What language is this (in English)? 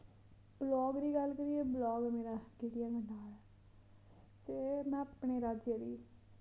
Dogri